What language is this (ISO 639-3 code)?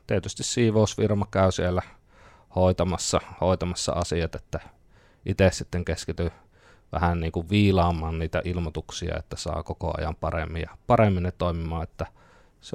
fin